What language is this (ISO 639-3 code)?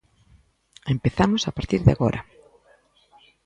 glg